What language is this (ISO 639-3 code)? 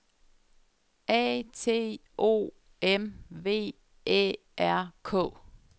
dan